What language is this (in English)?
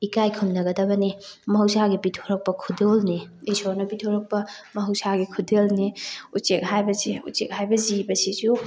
Manipuri